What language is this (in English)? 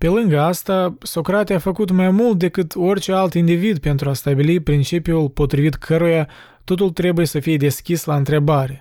Romanian